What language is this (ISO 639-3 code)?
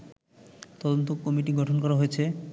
ben